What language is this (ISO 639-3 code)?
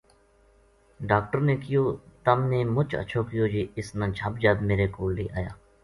gju